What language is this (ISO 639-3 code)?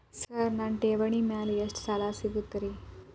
kan